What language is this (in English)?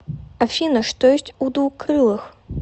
Russian